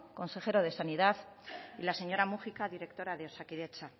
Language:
Spanish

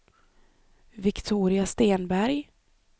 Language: Swedish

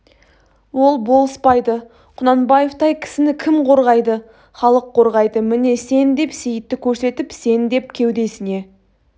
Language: Kazakh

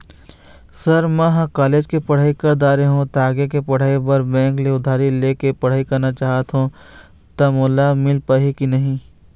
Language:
Chhattisgarhi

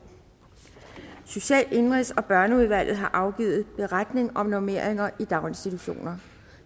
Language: Danish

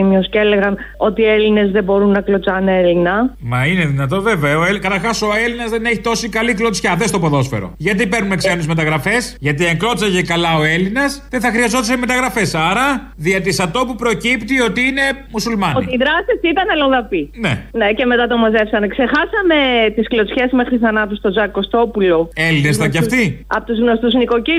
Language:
Greek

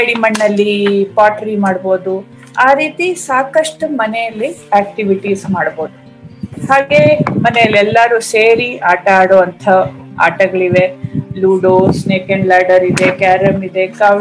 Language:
Kannada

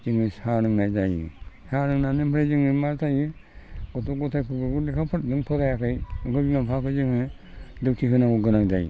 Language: Bodo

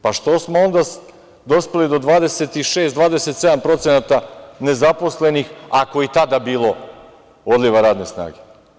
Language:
Serbian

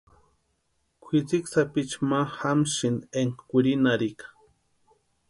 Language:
Western Highland Purepecha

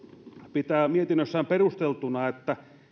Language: Finnish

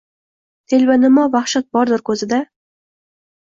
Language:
Uzbek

